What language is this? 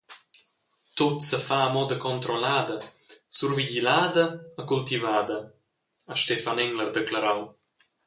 Romansh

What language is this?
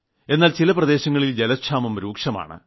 Malayalam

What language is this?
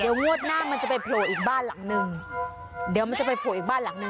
Thai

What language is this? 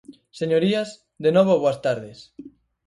Galician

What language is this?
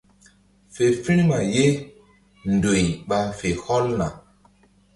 Mbum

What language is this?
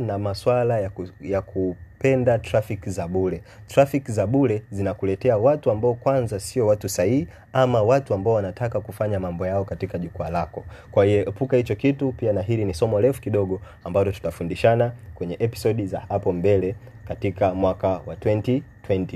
Swahili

